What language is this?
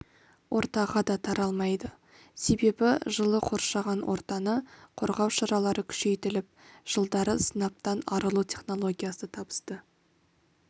Kazakh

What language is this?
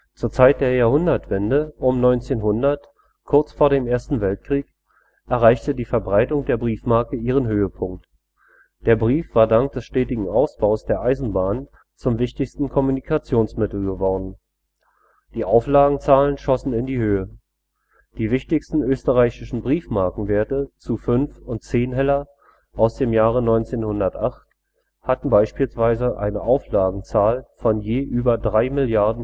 German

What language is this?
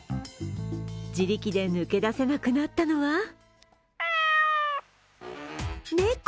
Japanese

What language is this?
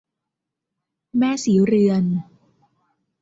Thai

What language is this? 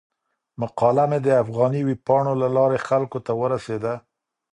Pashto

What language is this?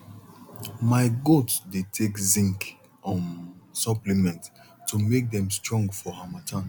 Nigerian Pidgin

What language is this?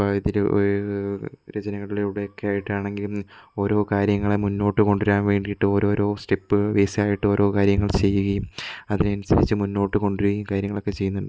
Malayalam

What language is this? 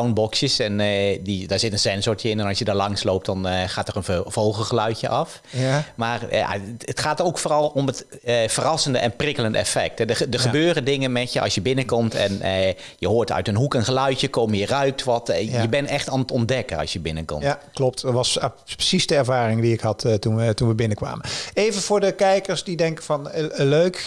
Dutch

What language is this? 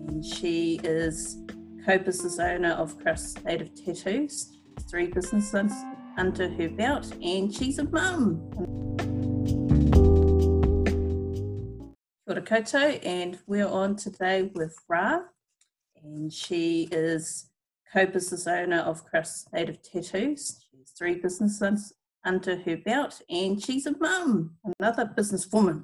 English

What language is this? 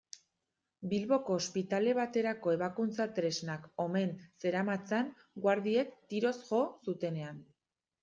Basque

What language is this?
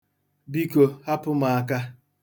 Igbo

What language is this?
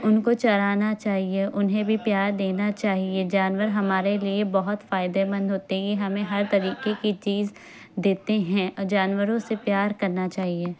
Urdu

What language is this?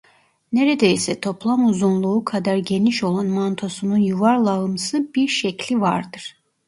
Turkish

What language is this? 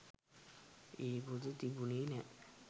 Sinhala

